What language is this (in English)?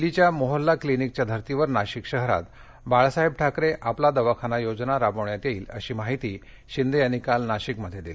Marathi